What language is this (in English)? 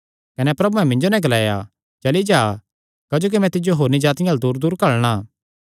Kangri